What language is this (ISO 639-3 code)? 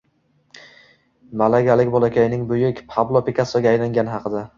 uzb